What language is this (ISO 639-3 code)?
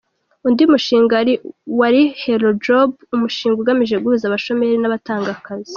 kin